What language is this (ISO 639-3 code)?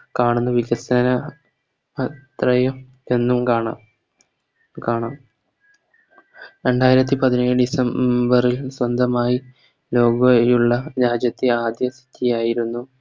mal